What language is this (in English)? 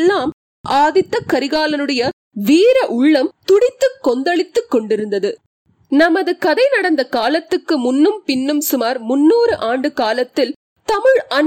Tamil